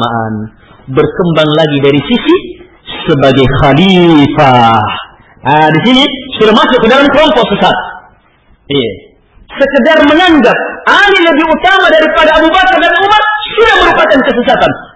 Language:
Malay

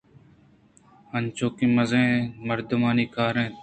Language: Eastern Balochi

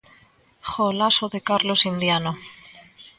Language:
Galician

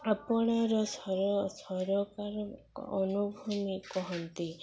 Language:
Odia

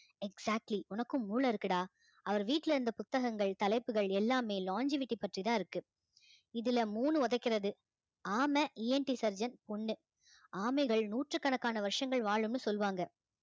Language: Tamil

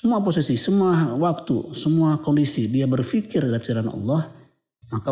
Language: Indonesian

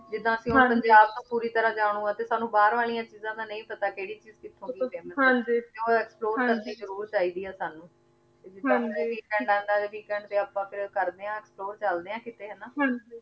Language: Punjabi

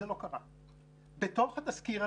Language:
Hebrew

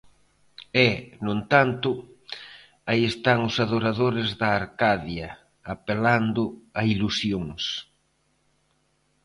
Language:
Galician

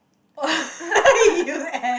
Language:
English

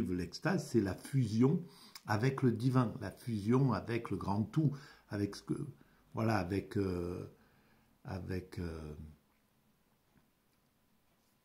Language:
French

